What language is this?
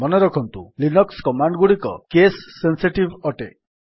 Odia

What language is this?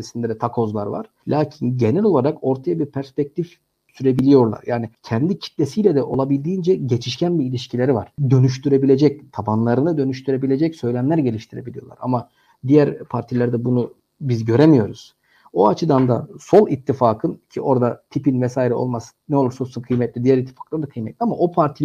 Turkish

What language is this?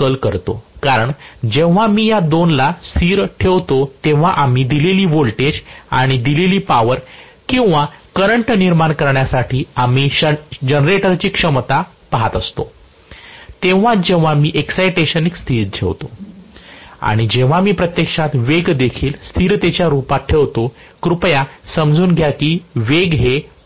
Marathi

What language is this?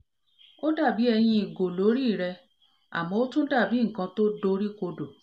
Yoruba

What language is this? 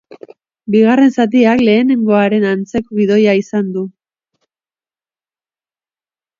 Basque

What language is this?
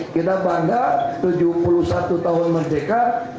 Indonesian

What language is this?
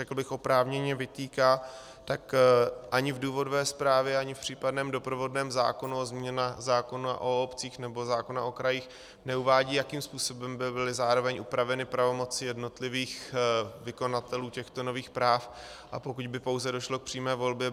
Czech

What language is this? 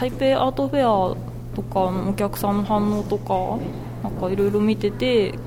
Japanese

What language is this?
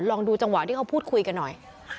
Thai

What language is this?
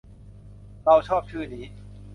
Thai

